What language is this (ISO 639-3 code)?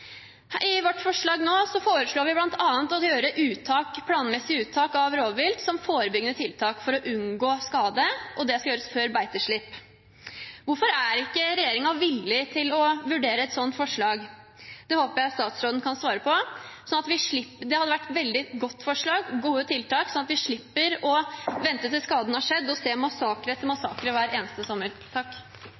nob